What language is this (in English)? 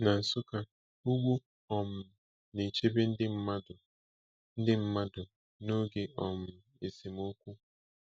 Igbo